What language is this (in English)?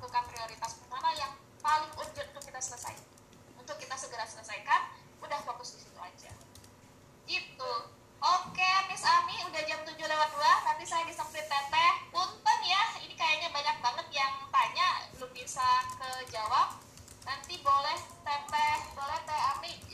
Indonesian